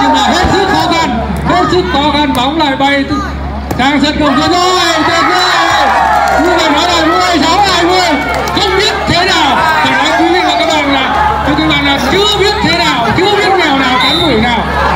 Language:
Vietnamese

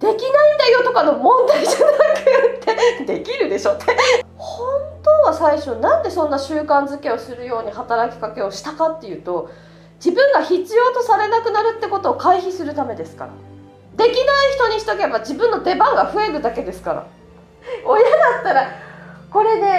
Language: Japanese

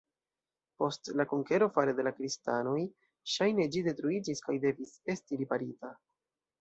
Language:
Esperanto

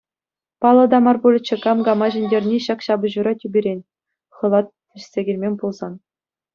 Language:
Chuvash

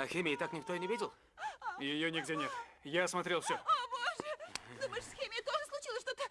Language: Russian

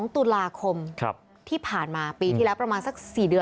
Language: Thai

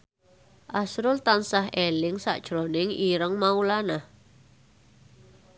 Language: Javanese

